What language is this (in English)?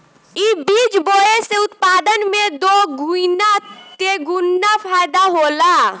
Bhojpuri